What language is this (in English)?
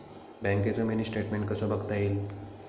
Marathi